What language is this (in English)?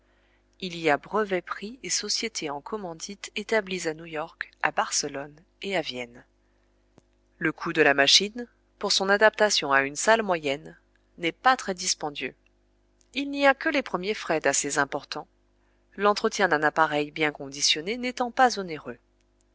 French